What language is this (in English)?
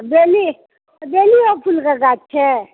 Maithili